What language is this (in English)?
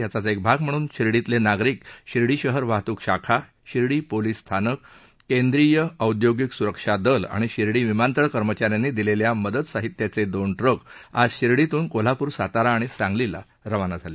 Marathi